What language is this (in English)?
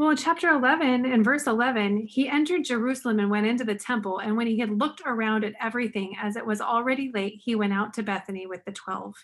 English